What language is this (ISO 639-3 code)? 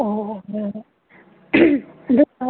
mni